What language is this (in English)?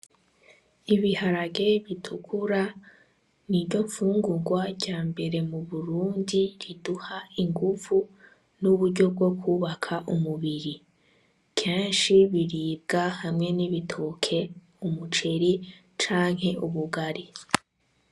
Rundi